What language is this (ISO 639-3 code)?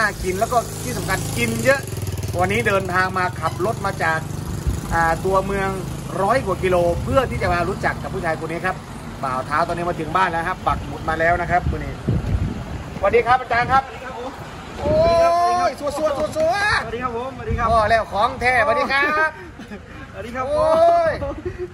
tha